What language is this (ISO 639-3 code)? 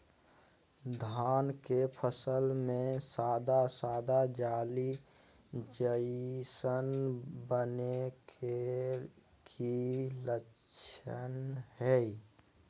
mag